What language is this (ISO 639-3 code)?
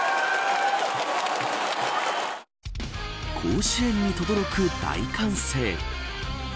jpn